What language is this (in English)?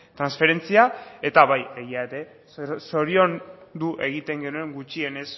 Basque